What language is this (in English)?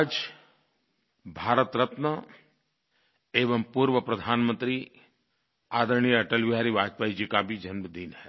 Hindi